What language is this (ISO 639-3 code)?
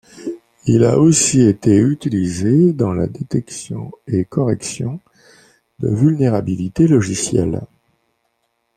fra